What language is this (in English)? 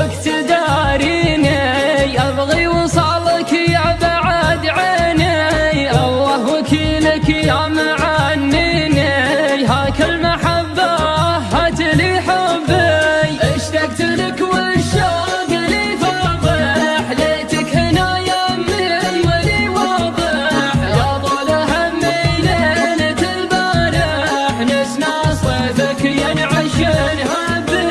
Arabic